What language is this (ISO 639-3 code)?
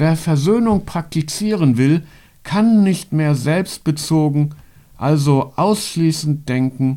deu